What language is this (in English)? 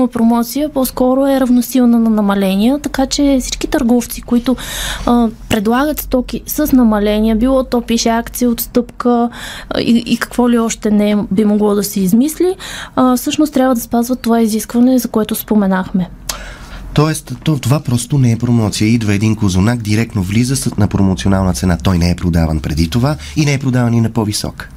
Bulgarian